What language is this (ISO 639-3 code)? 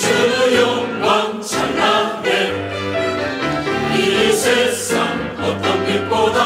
kor